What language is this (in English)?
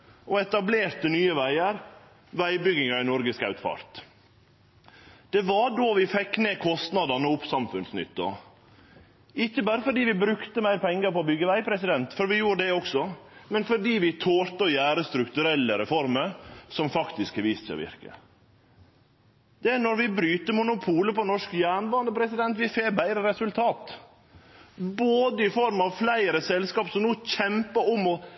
Norwegian Nynorsk